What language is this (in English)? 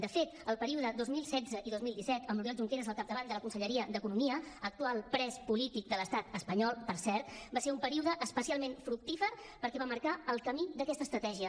Catalan